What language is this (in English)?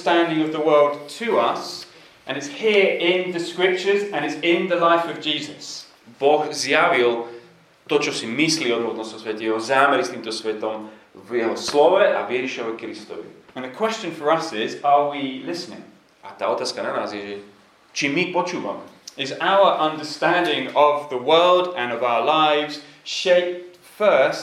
Slovak